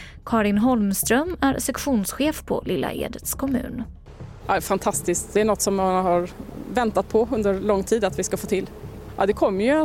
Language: Swedish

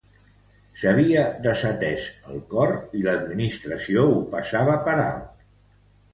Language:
Catalan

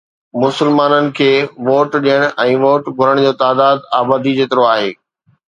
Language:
Sindhi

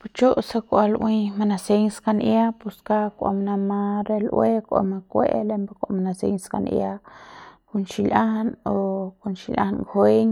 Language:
Central Pame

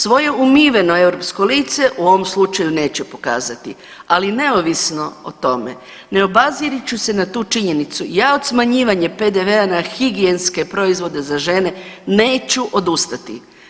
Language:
Croatian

